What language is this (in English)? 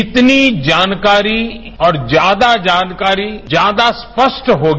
Hindi